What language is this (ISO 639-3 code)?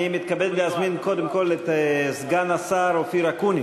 heb